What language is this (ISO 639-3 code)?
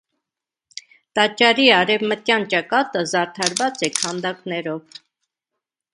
hye